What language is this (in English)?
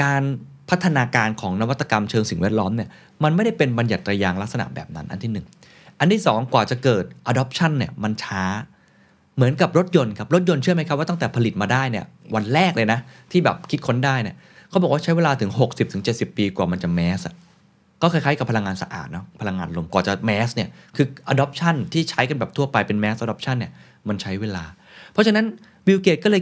Thai